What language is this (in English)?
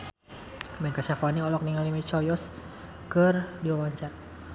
Sundanese